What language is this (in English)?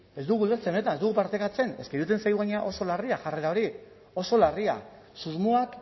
Basque